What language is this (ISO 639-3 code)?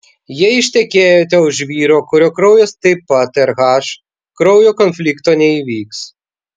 lit